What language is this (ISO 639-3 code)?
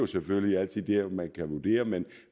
dan